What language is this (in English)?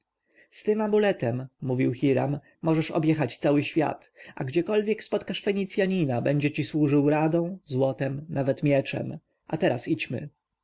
Polish